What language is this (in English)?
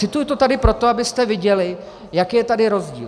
Czech